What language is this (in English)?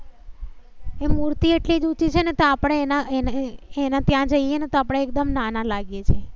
Gujarati